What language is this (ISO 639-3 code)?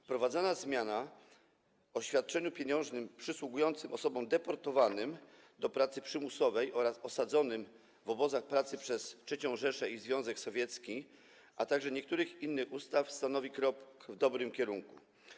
pol